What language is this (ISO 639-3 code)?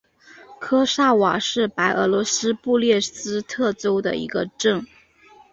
zho